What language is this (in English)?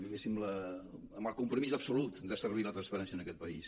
Catalan